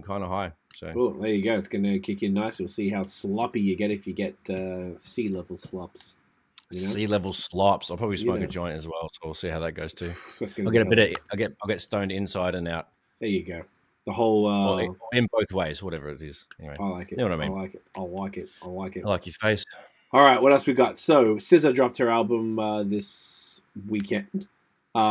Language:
English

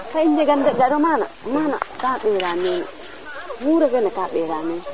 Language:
Serer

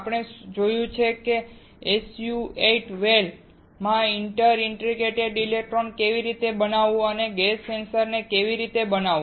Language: Gujarati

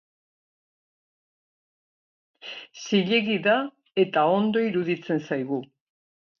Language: Basque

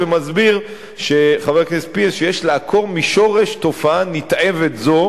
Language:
Hebrew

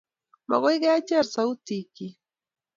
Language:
Kalenjin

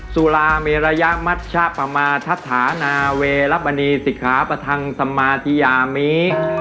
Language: Thai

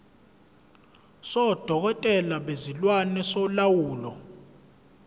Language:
Zulu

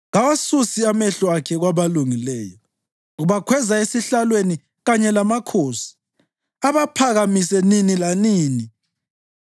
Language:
North Ndebele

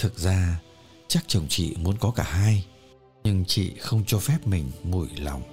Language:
Vietnamese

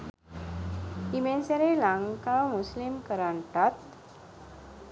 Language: Sinhala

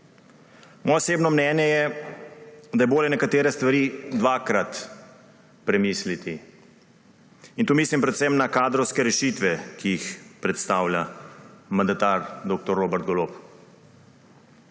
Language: Slovenian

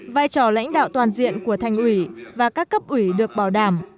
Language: Vietnamese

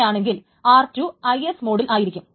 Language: Malayalam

